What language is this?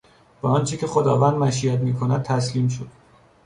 Persian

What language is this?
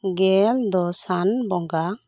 Santali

